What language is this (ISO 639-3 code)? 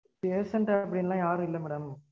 tam